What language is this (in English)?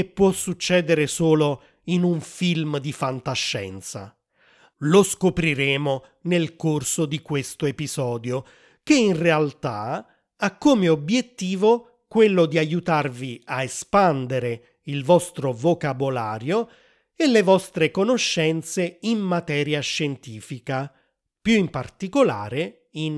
Italian